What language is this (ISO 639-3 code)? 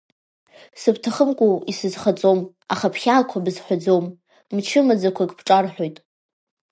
abk